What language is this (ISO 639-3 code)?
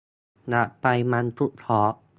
tha